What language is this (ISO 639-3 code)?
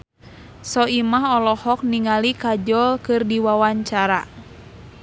sun